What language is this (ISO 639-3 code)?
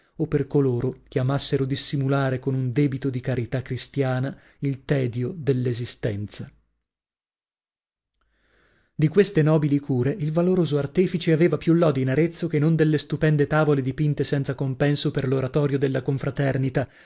ita